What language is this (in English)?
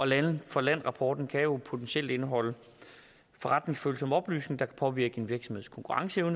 Danish